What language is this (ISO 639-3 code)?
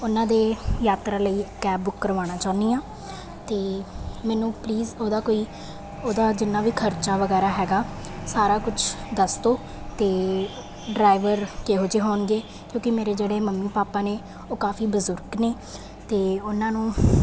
pan